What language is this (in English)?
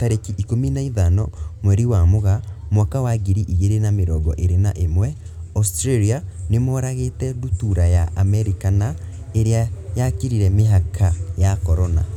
Kikuyu